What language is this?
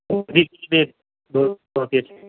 Urdu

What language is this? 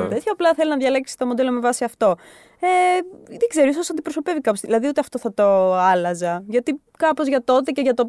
Greek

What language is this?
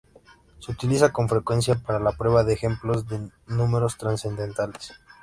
Spanish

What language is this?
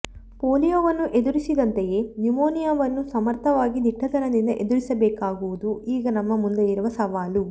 Kannada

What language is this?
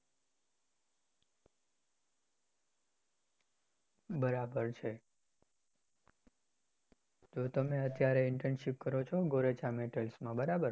Gujarati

